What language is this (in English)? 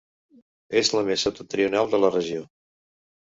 Catalan